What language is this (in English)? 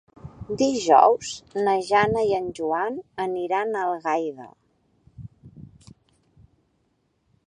Catalan